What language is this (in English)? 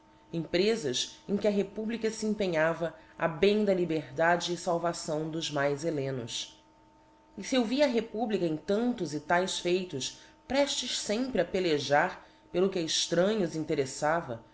Portuguese